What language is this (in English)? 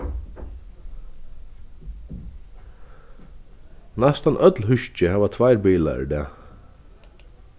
Faroese